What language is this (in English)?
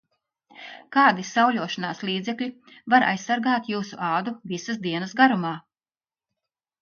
Latvian